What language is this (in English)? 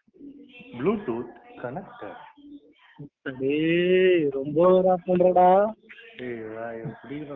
Tamil